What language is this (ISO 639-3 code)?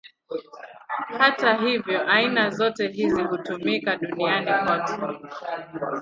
swa